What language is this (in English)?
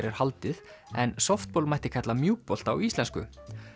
Icelandic